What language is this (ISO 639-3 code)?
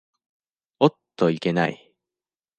jpn